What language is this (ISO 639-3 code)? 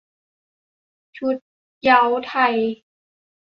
tha